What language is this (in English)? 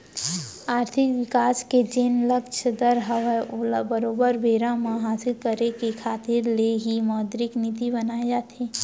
Chhattisgarhi